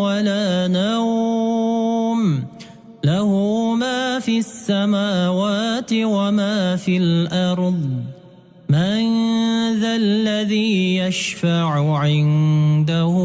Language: Arabic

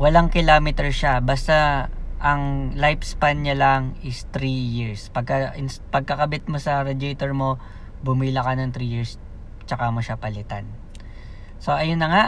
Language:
Filipino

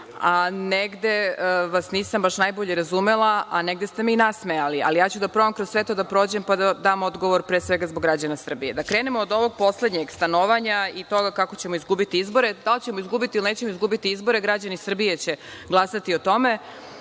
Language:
Serbian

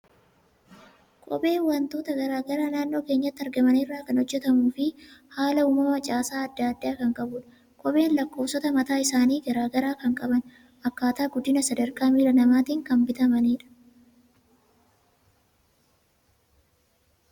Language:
Oromo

